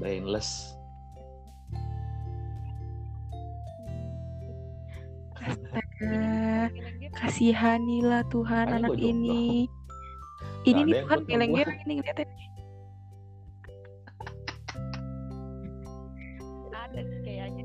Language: Indonesian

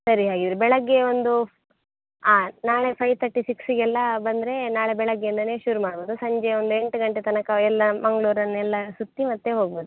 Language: Kannada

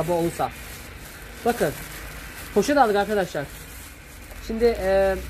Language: Turkish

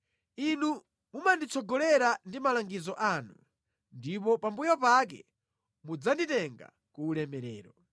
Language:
Nyanja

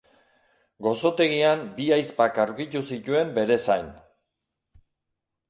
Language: Basque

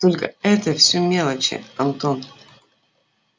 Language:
Russian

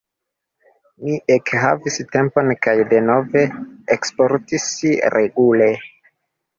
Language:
Esperanto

